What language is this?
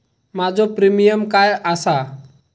Marathi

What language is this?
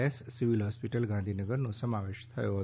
Gujarati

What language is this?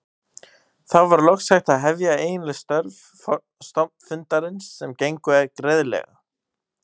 Icelandic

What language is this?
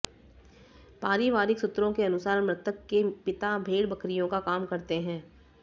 Hindi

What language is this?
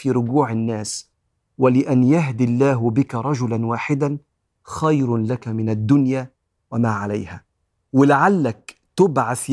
Arabic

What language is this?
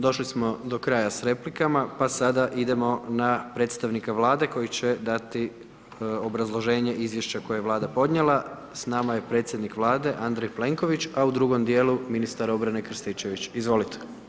Croatian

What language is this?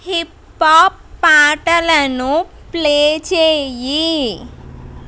Telugu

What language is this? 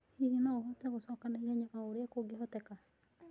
Kikuyu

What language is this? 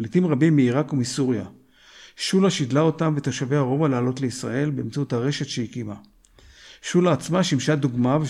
Hebrew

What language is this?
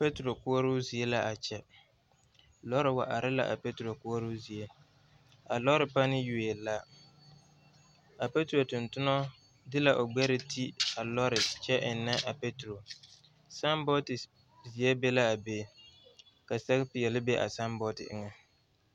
Southern Dagaare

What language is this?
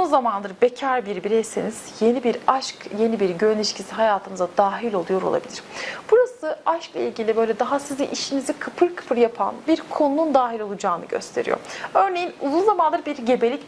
Turkish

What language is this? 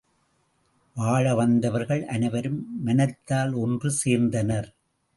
Tamil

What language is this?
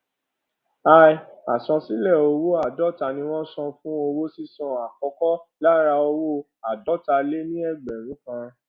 Yoruba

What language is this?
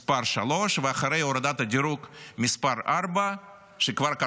Hebrew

